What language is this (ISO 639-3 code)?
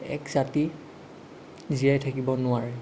asm